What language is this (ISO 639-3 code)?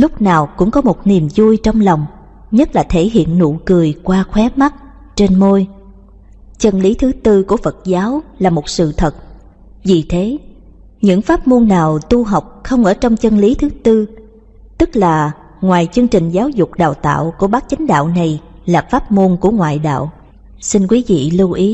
vie